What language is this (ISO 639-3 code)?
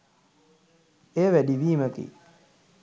sin